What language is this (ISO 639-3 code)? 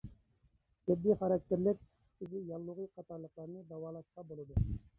uig